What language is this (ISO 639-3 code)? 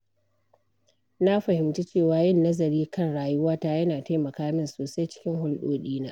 hau